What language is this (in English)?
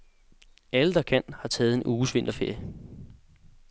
Danish